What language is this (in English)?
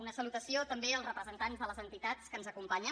Catalan